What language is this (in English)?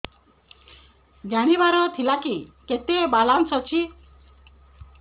Odia